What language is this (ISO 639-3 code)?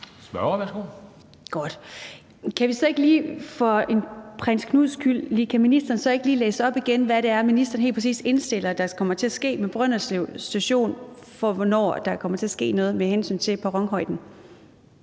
dan